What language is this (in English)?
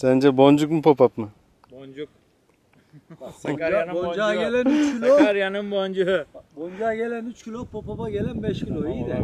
Turkish